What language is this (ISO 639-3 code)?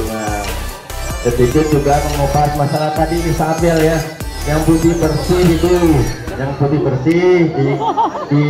ind